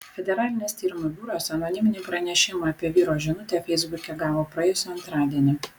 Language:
Lithuanian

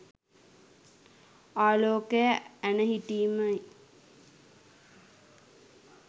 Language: Sinhala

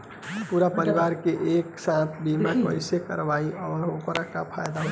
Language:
Bhojpuri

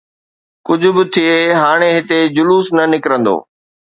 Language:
Sindhi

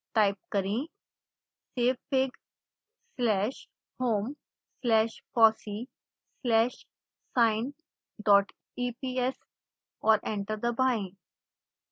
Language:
Hindi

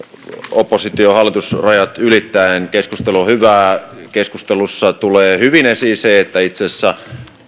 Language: Finnish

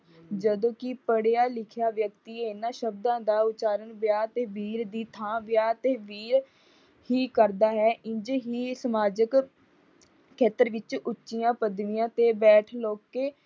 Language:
Punjabi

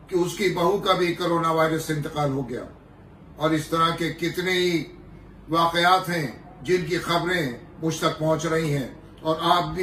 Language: Hindi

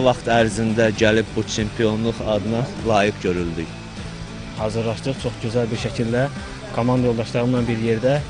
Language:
Turkish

